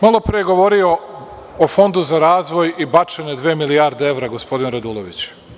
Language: Serbian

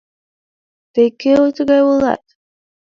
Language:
Mari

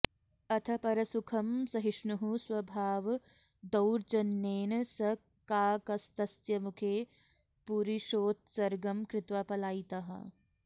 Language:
Sanskrit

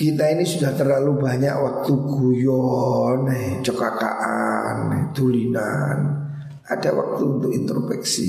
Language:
Indonesian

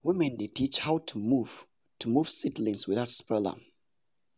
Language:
Nigerian Pidgin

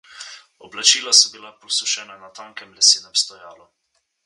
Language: Slovenian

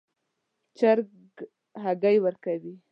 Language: Pashto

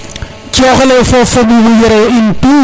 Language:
Serer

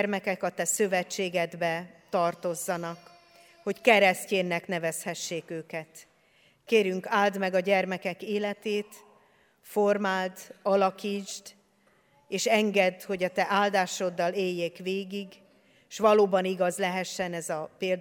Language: Hungarian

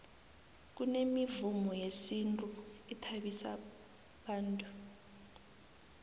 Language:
South Ndebele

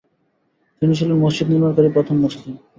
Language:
Bangla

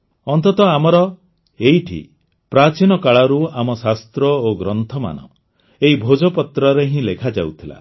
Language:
Odia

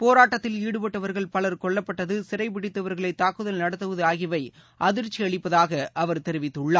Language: Tamil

